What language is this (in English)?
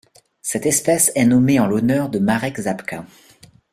French